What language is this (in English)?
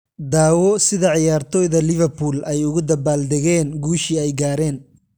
Somali